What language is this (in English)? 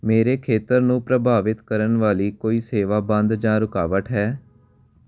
Punjabi